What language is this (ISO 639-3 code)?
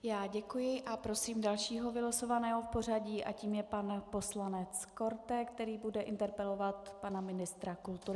ces